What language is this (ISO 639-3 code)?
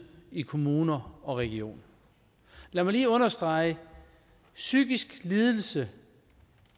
dan